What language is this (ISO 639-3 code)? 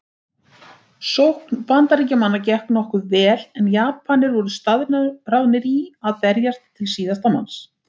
isl